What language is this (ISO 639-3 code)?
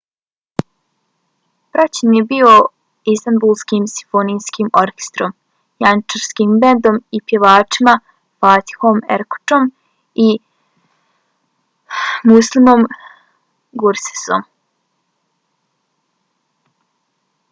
bos